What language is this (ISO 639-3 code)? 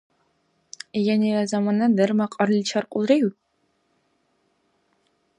dar